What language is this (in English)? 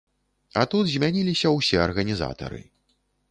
Belarusian